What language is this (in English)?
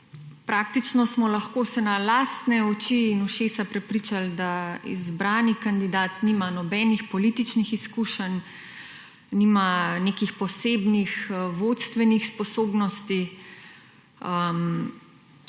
Slovenian